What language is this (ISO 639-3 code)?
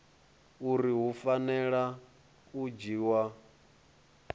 ven